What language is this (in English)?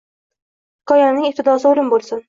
Uzbek